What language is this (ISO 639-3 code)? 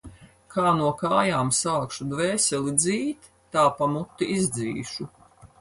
lav